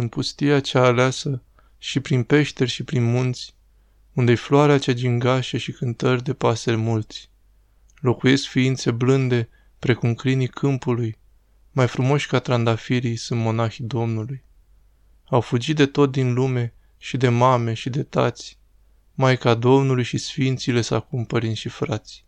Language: Romanian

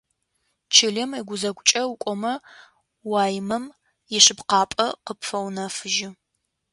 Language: Adyghe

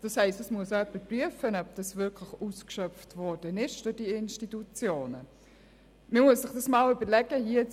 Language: Swiss German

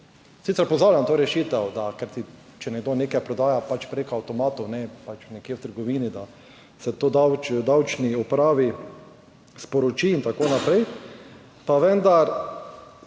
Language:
Slovenian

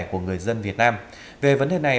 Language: Vietnamese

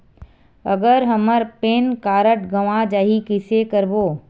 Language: Chhattisgarhi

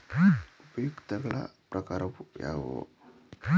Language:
Kannada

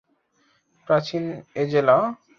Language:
Bangla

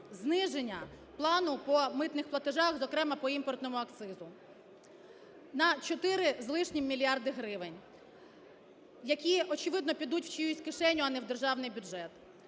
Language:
Ukrainian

